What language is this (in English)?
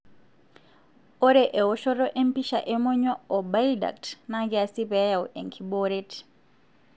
Masai